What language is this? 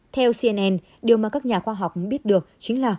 Vietnamese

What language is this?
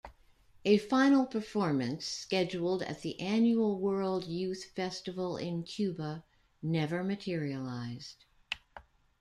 English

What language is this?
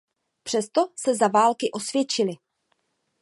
Czech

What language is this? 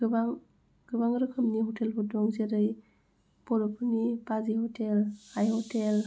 Bodo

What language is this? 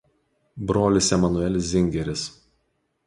Lithuanian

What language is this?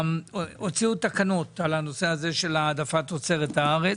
Hebrew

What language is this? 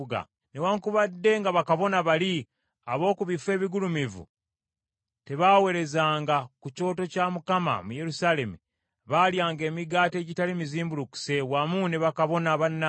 Ganda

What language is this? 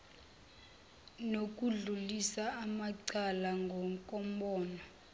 Zulu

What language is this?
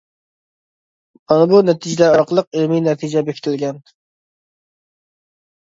Uyghur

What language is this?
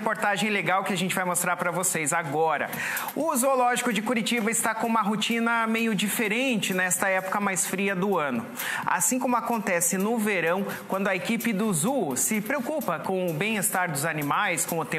Portuguese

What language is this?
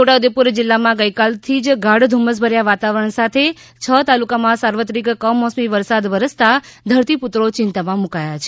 Gujarati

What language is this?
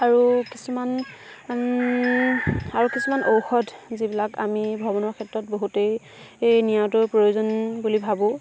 Assamese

